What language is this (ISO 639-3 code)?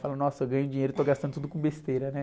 por